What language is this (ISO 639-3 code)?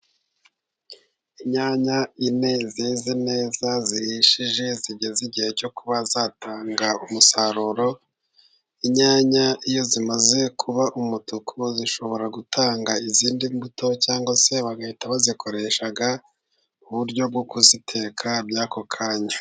kin